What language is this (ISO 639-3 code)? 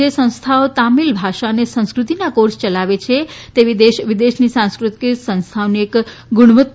guj